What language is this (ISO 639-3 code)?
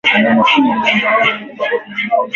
swa